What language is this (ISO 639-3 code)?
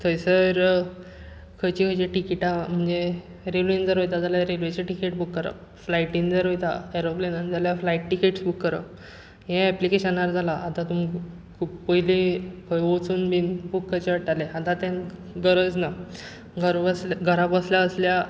kok